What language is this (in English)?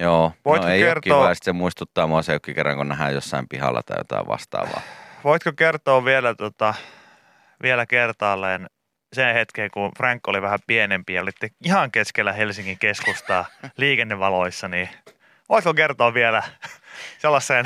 Finnish